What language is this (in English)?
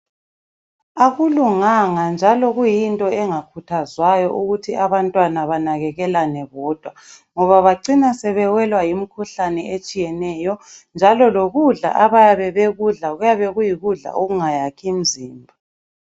North Ndebele